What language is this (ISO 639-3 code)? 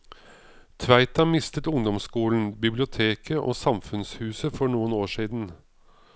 nor